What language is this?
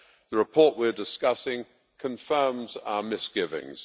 English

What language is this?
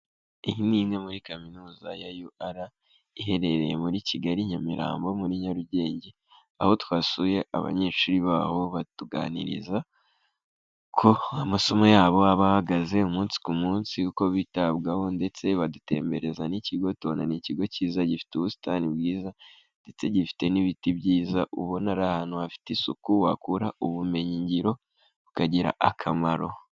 Kinyarwanda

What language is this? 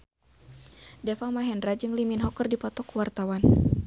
Sundanese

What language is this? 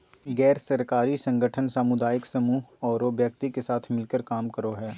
Magahi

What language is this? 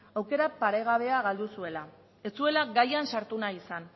Basque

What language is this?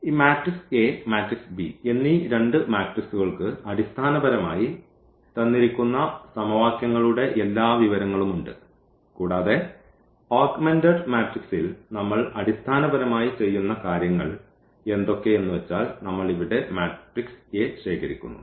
Malayalam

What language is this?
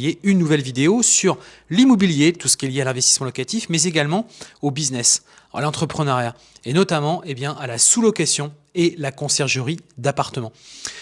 French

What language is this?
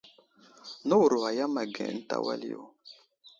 Wuzlam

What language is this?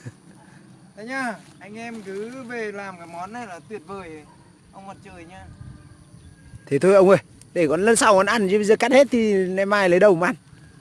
Vietnamese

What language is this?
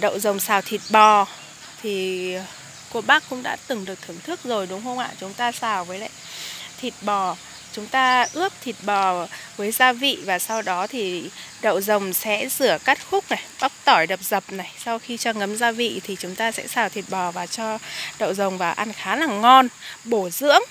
Vietnamese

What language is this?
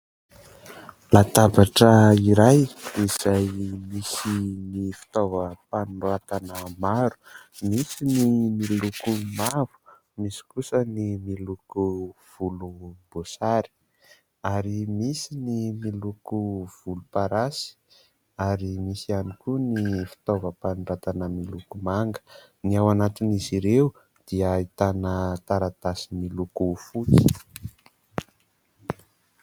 Malagasy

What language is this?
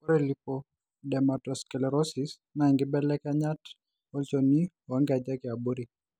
Masai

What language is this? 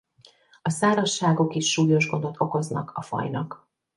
Hungarian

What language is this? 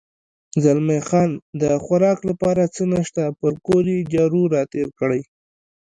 Pashto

